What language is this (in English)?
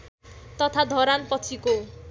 Nepali